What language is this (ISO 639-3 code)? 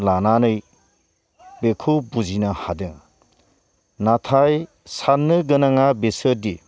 brx